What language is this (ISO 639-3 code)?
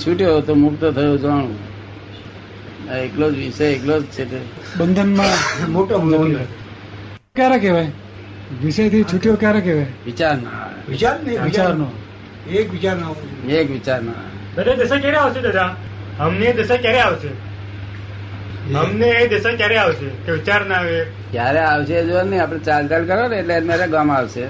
guj